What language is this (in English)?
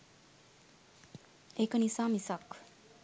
Sinhala